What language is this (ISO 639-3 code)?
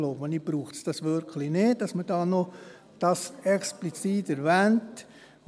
gsw